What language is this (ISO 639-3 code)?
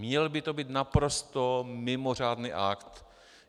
ces